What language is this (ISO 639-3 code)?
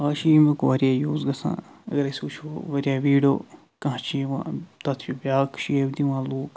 kas